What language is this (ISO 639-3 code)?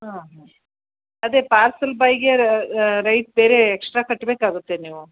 kan